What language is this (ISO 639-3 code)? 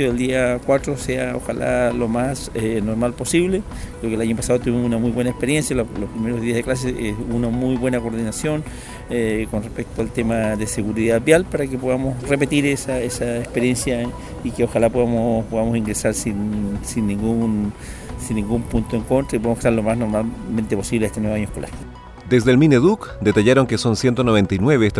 spa